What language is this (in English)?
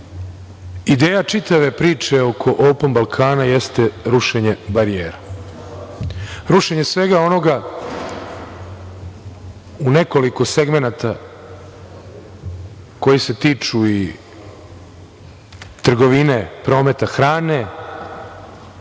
Serbian